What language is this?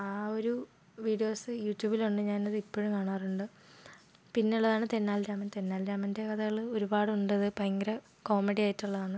Malayalam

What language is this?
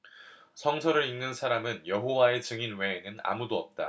Korean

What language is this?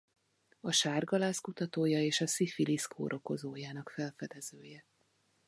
Hungarian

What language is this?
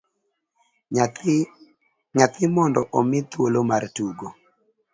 Luo (Kenya and Tanzania)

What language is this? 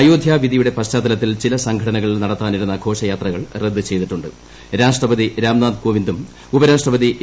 Malayalam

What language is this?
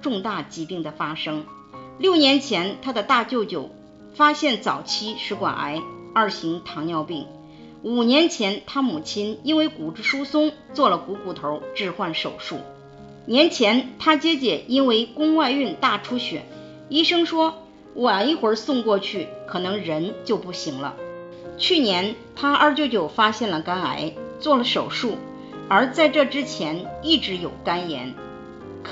Chinese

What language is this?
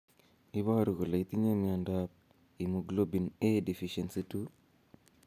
Kalenjin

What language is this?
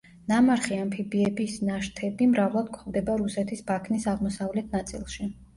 Georgian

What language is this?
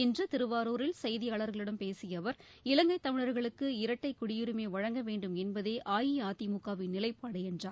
Tamil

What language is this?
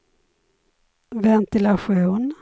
Swedish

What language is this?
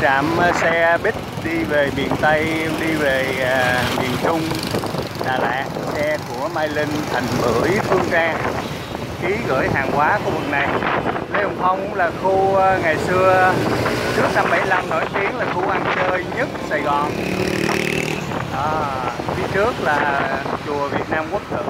Vietnamese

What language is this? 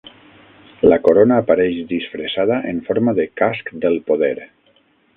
Catalan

